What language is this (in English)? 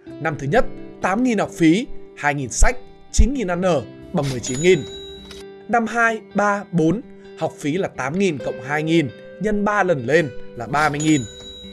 Vietnamese